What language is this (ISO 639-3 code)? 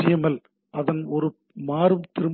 tam